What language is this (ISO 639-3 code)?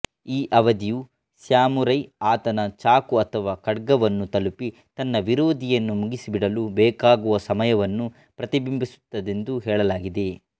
kan